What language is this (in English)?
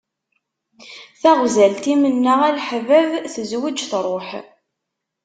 Kabyle